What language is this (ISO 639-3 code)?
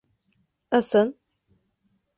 bak